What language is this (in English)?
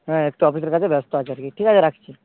Bangla